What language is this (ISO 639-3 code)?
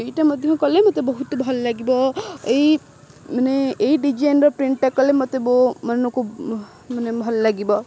ori